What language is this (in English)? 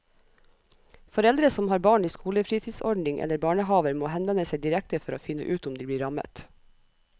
Norwegian